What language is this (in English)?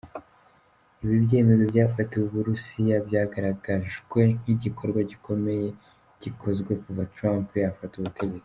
Kinyarwanda